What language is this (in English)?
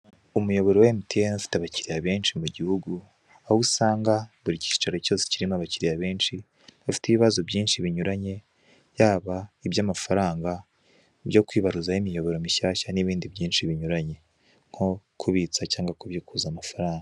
Kinyarwanda